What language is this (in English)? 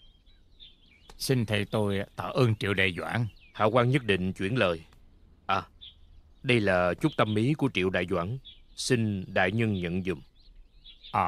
Vietnamese